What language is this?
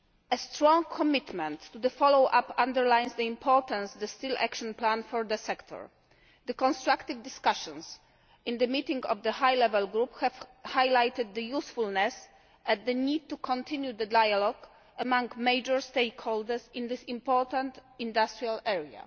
English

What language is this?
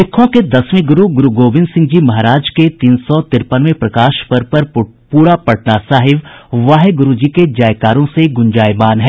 Hindi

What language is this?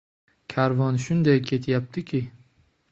Uzbek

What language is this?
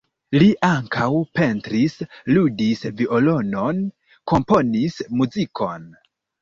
Esperanto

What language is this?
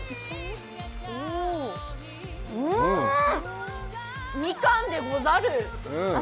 Japanese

